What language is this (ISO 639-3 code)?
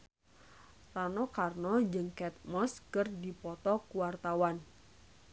sun